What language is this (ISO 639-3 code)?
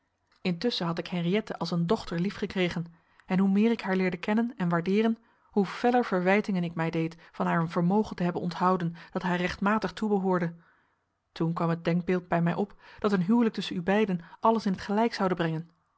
nld